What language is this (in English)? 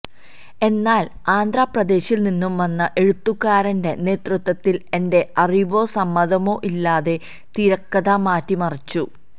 Malayalam